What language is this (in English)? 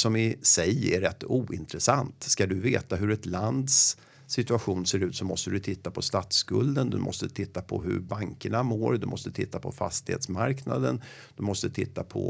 Swedish